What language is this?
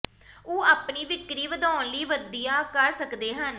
Punjabi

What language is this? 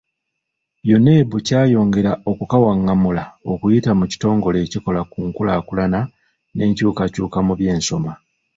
Ganda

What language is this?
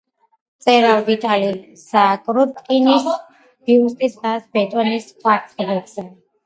Georgian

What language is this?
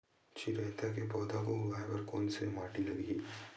Chhattisgarhi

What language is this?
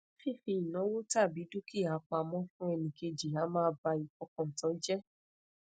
Yoruba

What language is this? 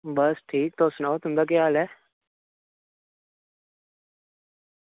Dogri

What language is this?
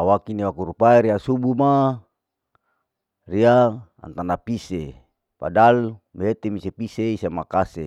Larike-Wakasihu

